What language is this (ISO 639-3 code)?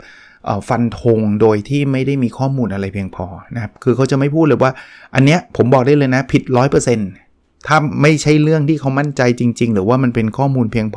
tha